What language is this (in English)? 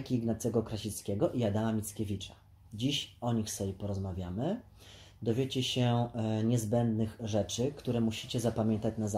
Polish